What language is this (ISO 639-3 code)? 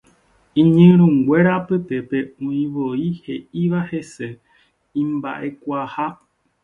grn